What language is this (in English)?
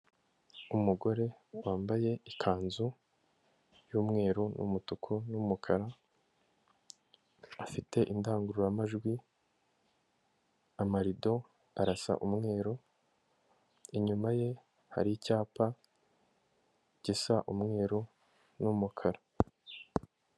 Kinyarwanda